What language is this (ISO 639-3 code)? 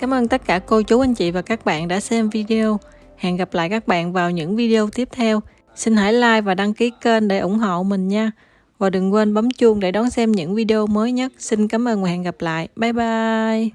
vie